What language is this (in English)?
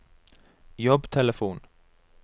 Norwegian